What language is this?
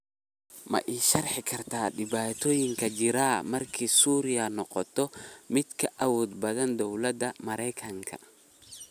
Somali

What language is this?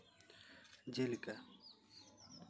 Santali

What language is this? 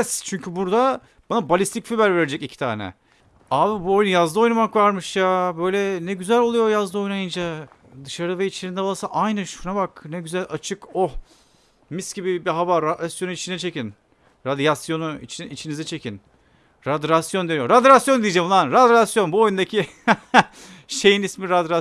Turkish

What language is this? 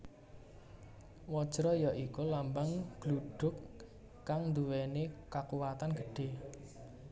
Javanese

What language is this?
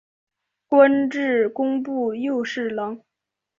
Chinese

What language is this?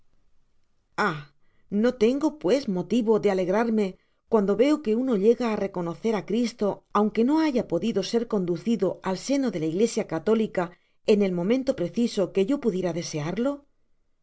Spanish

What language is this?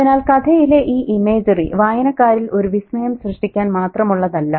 Malayalam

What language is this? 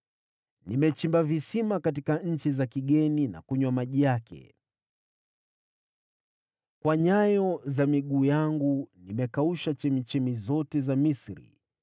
Swahili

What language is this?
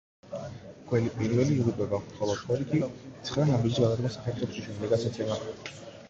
Georgian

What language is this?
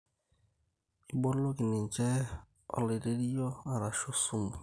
Masai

